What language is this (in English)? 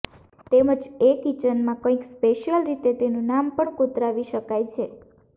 Gujarati